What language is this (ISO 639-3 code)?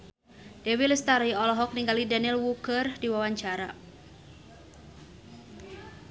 sun